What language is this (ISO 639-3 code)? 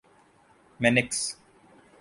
urd